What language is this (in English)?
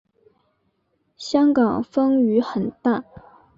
Chinese